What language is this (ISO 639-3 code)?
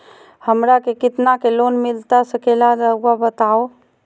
mag